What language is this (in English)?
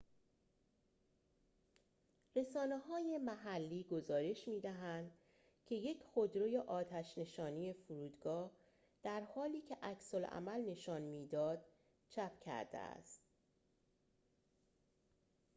Persian